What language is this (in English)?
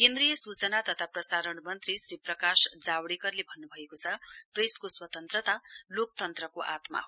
Nepali